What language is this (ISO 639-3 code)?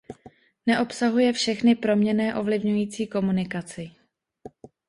ces